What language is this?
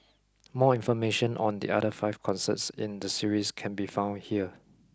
English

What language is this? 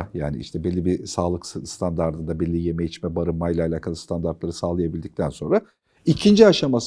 Turkish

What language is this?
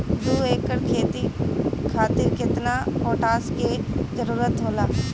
Bhojpuri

